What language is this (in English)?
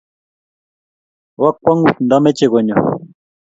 Kalenjin